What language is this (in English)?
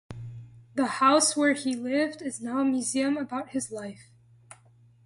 English